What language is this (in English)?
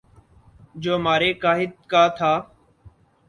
Urdu